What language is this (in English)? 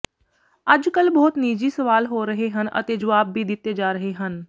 Punjabi